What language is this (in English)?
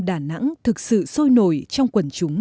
Vietnamese